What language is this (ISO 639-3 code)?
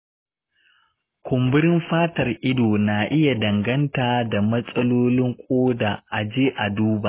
hau